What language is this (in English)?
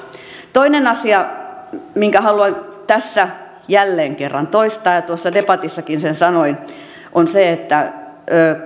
Finnish